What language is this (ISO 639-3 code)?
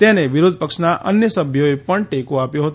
guj